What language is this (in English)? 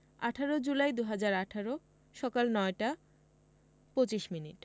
Bangla